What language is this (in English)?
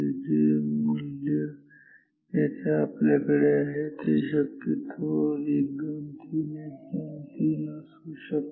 Marathi